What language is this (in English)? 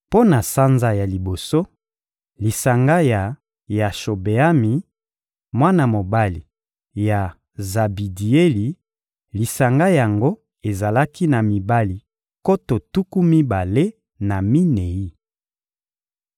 Lingala